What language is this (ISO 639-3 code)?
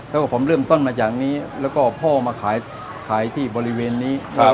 tha